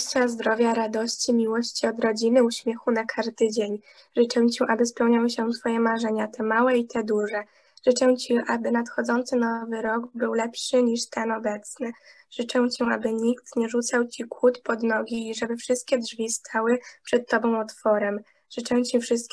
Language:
Polish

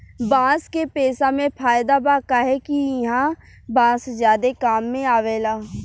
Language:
Bhojpuri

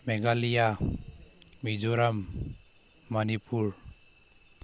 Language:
Manipuri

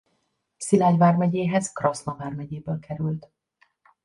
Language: Hungarian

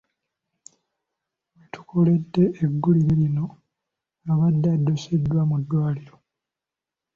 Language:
Ganda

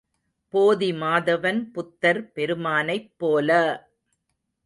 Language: Tamil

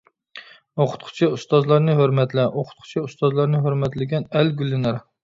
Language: Uyghur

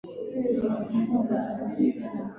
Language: Swahili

